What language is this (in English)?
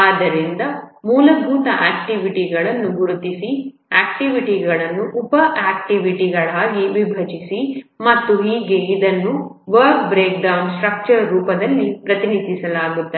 Kannada